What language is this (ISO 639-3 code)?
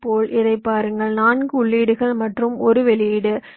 tam